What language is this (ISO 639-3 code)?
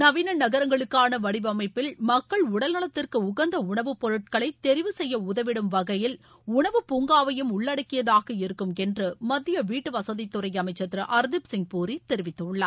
tam